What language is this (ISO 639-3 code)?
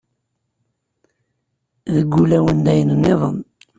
kab